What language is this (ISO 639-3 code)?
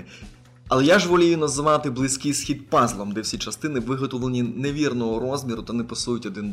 ukr